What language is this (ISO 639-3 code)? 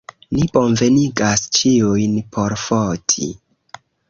epo